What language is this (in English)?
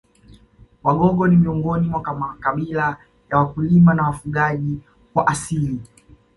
Swahili